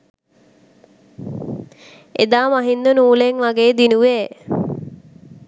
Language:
Sinhala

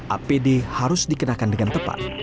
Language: Indonesian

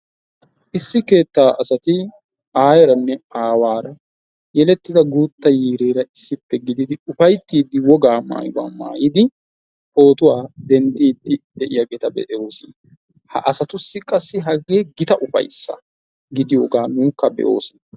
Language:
Wolaytta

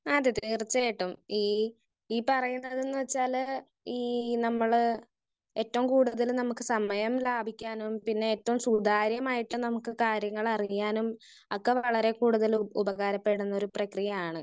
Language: Malayalam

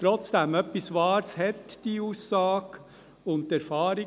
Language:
Swiss German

